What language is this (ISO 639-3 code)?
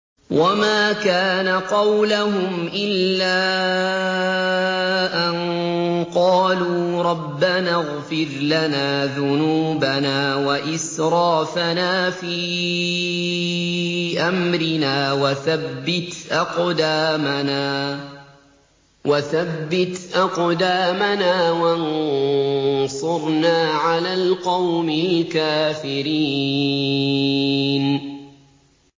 ara